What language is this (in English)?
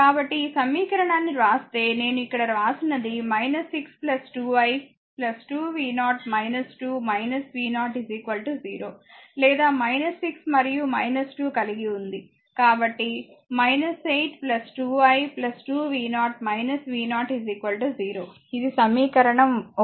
Telugu